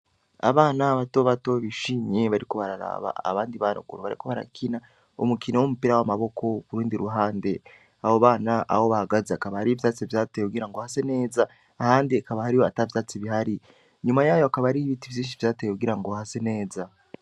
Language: Rundi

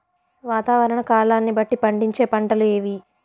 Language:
Telugu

